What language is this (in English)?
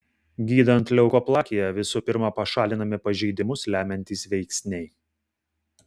Lithuanian